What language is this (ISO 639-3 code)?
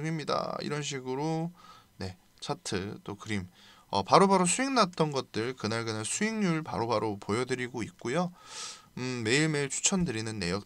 kor